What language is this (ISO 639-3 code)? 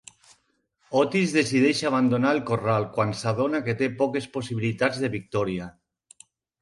cat